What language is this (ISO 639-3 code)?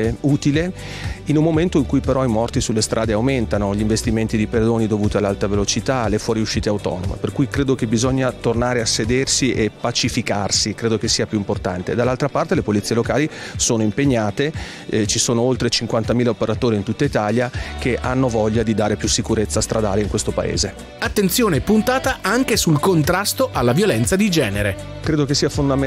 ita